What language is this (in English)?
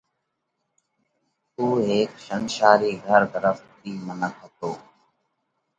Parkari Koli